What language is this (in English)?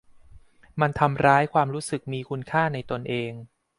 Thai